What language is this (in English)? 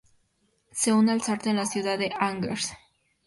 Spanish